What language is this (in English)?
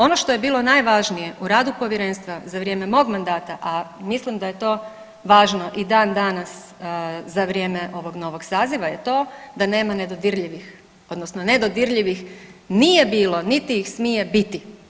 Croatian